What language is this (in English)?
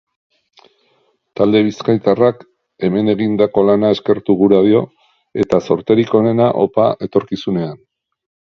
Basque